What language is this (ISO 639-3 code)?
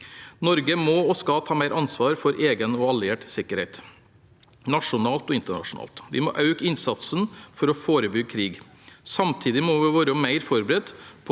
nor